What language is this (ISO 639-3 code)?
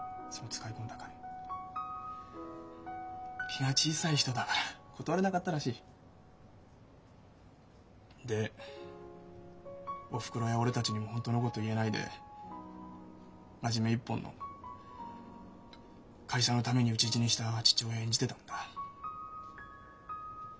jpn